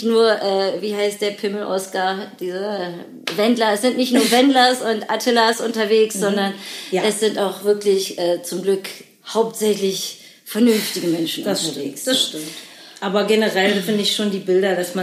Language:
German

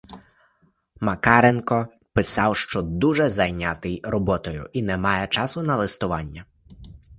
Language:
Ukrainian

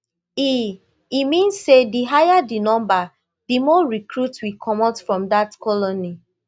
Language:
Nigerian Pidgin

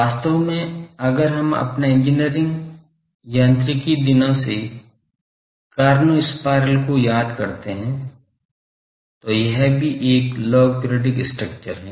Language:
Hindi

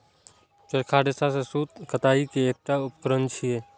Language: Maithili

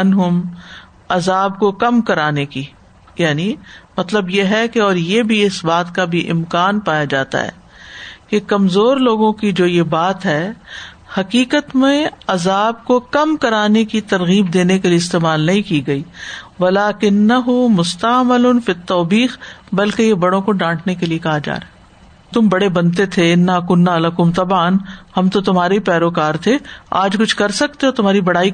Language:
Urdu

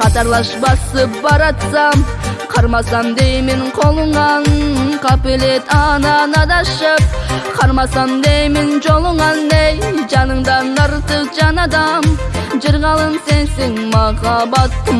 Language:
Kyrgyz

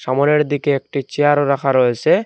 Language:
Bangla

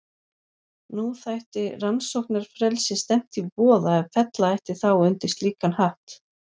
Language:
Icelandic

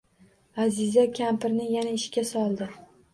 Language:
Uzbek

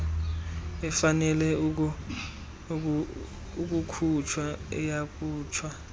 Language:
Xhosa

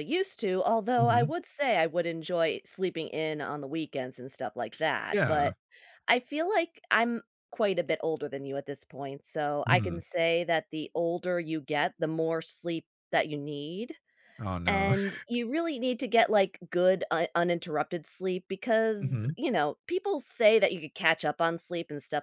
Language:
English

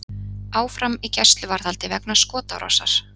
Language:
Icelandic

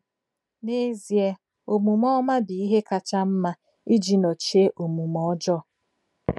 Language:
Igbo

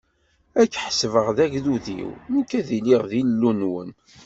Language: Kabyle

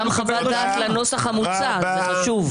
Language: Hebrew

